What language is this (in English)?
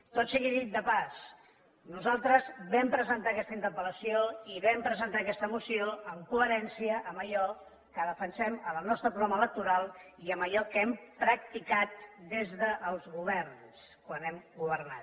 Catalan